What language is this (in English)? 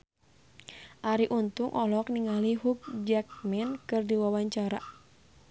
Sundanese